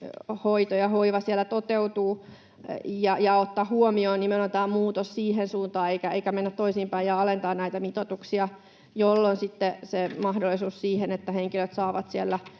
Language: Finnish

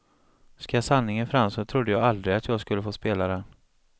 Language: Swedish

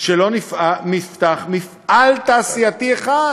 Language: Hebrew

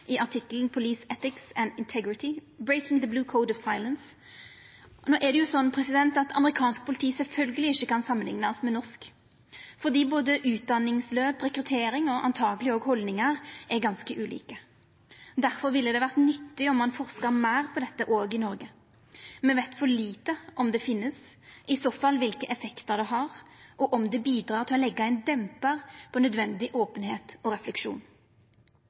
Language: Norwegian Nynorsk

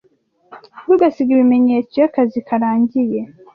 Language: Kinyarwanda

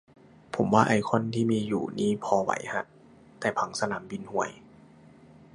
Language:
Thai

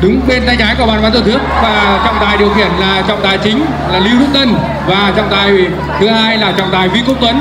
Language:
Vietnamese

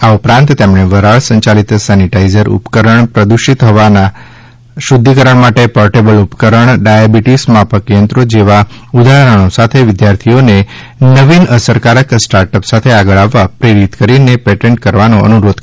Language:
Gujarati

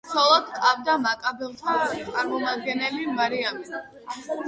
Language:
Georgian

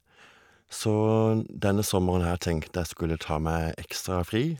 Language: Norwegian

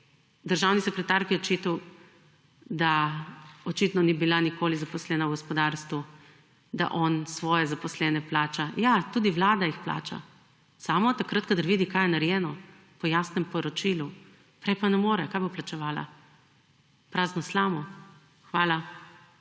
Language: Slovenian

